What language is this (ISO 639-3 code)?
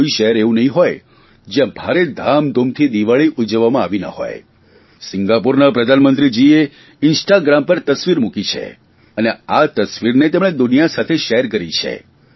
guj